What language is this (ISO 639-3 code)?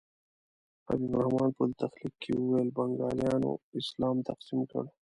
pus